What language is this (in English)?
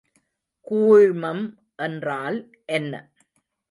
Tamil